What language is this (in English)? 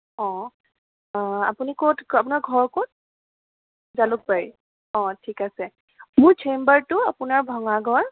Assamese